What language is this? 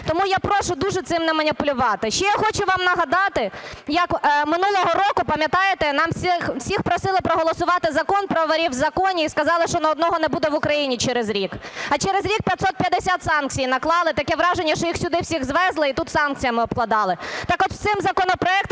Ukrainian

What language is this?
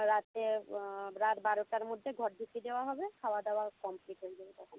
Bangla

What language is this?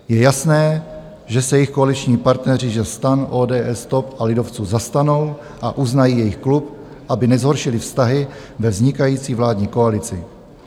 Czech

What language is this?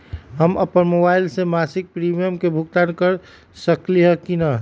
Magahi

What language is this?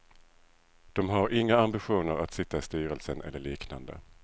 Swedish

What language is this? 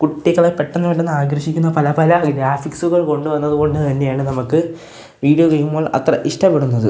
Malayalam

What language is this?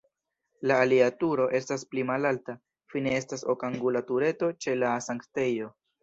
Esperanto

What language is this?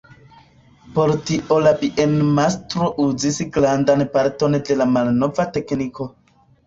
Esperanto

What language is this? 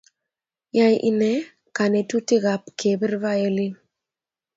Kalenjin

